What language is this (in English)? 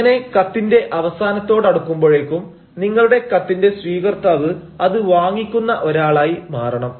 Malayalam